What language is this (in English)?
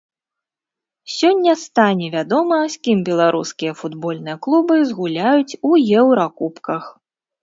Belarusian